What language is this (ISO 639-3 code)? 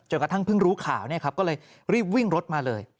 tha